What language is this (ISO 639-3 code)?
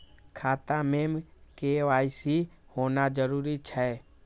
mai